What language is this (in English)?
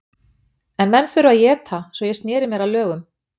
Icelandic